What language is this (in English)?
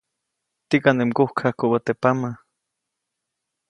Copainalá Zoque